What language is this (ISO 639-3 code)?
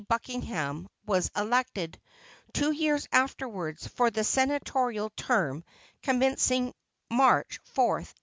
eng